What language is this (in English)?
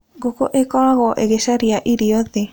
Kikuyu